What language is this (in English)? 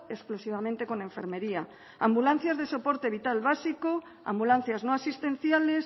Spanish